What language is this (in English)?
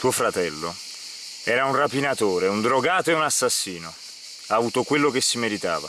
Italian